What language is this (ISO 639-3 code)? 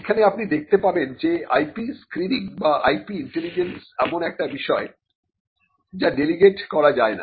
ben